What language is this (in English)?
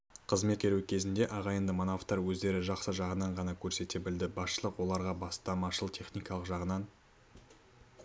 Kazakh